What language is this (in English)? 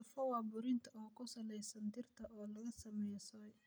Somali